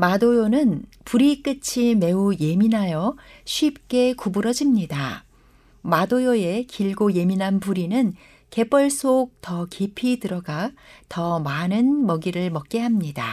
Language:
Korean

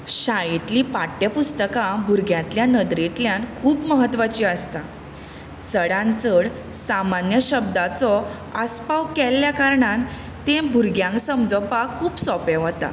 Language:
Konkani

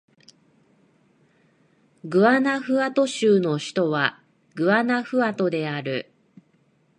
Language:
Japanese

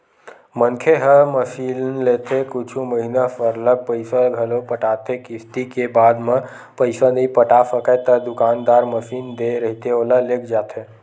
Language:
Chhattisgarhi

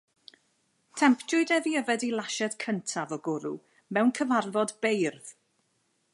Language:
Welsh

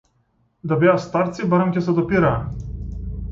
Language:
Macedonian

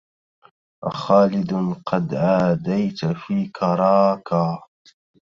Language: Arabic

